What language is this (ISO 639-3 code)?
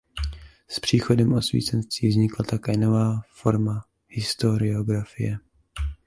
ces